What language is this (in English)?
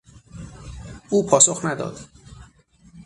Persian